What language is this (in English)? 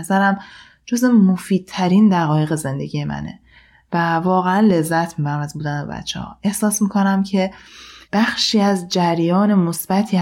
Persian